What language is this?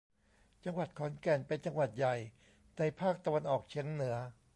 Thai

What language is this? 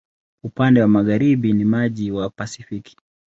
Swahili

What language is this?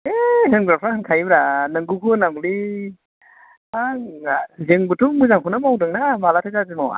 Bodo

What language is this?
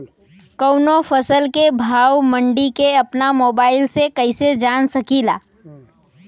Bhojpuri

